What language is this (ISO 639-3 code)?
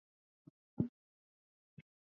eus